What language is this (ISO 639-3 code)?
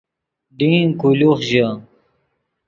ydg